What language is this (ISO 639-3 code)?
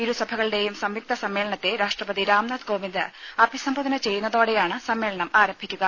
mal